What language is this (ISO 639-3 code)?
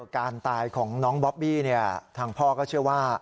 tha